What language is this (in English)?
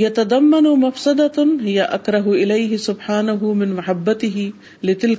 Urdu